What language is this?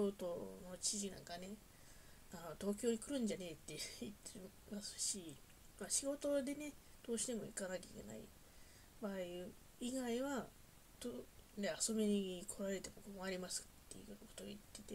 Japanese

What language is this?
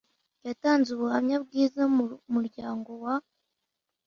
Kinyarwanda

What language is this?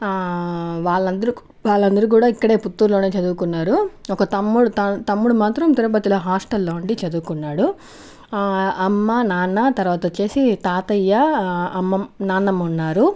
Telugu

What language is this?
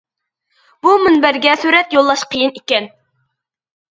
Uyghur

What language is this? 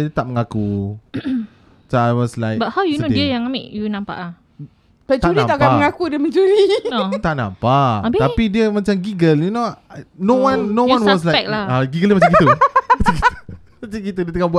Malay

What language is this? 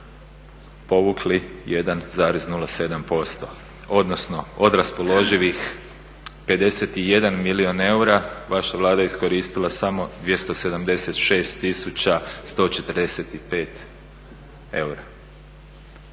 Croatian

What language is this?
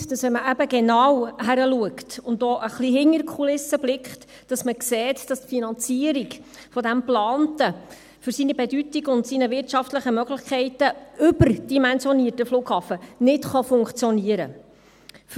Swiss German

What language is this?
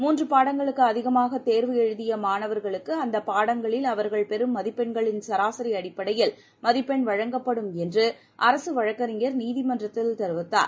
Tamil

